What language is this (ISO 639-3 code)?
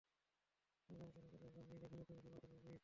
ben